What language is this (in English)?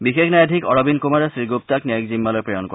Assamese